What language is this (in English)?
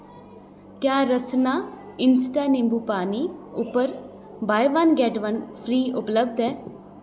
Dogri